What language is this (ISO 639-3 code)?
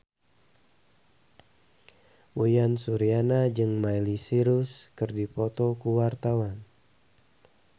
sun